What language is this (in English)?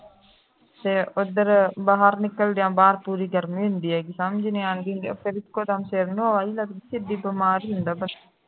Punjabi